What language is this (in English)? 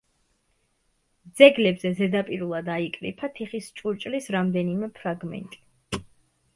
Georgian